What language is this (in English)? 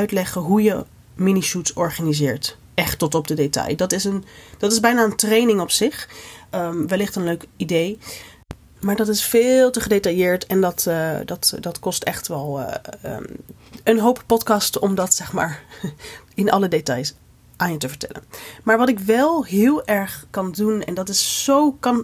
Dutch